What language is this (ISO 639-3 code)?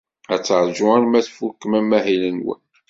kab